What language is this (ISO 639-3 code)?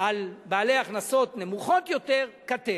heb